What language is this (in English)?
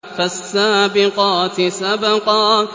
Arabic